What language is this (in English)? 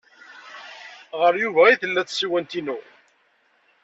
Kabyle